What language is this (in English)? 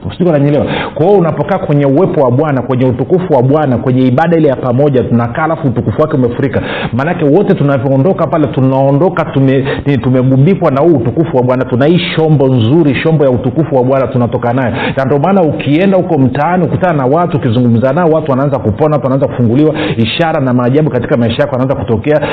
Swahili